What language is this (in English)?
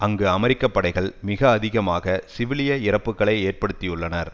Tamil